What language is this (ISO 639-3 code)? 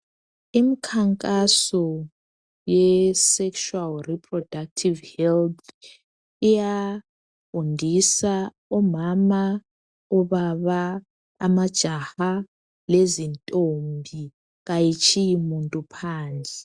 nde